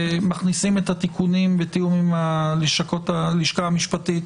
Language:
Hebrew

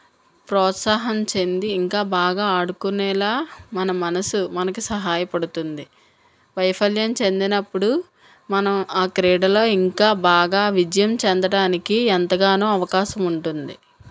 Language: Telugu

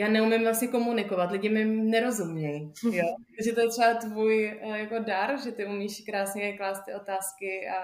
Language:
Czech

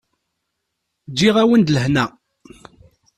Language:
Kabyle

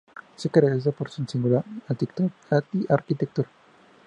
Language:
Spanish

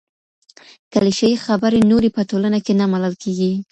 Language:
Pashto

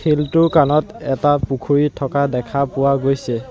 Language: Assamese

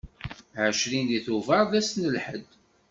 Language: Kabyle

